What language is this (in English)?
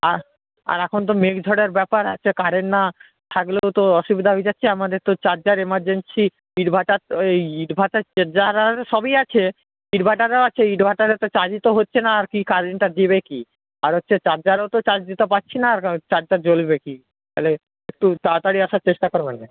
Bangla